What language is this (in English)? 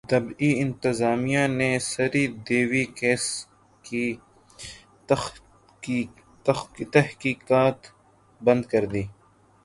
Urdu